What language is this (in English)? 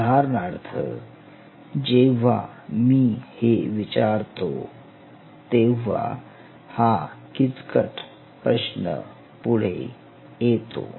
Marathi